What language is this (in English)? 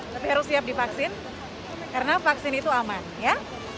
Indonesian